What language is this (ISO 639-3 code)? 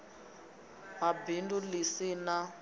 ven